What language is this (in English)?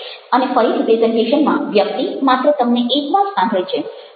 Gujarati